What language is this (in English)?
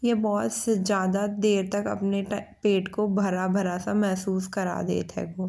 Bundeli